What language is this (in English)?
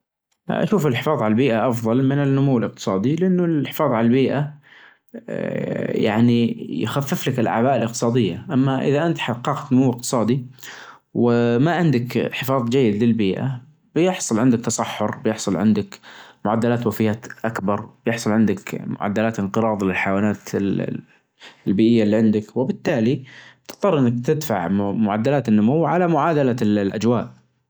Najdi Arabic